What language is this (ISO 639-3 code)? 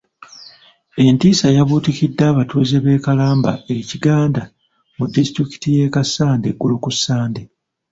lug